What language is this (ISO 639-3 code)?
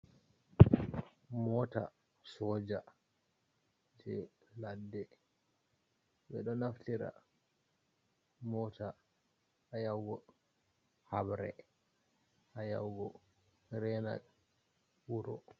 ful